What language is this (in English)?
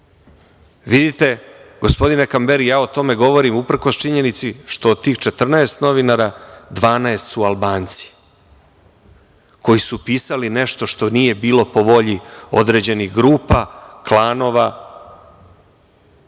Serbian